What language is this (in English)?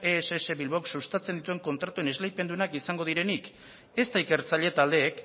Basque